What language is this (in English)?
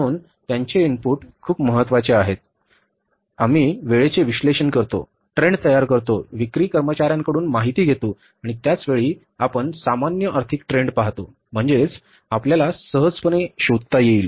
Marathi